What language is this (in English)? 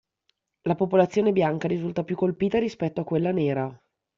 Italian